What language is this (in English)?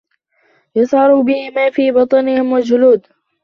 Arabic